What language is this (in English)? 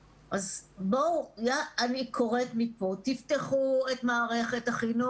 Hebrew